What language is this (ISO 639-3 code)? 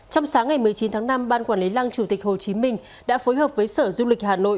vie